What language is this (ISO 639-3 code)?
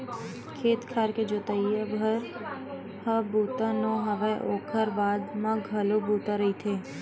hne